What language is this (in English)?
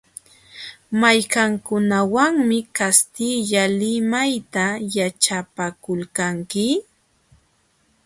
Jauja Wanca Quechua